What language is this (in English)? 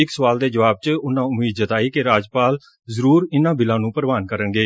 Punjabi